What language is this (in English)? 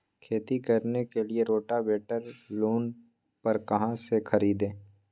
Magahi